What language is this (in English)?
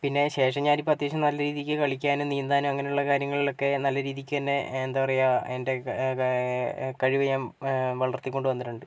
Malayalam